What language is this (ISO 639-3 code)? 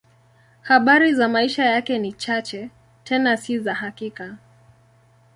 swa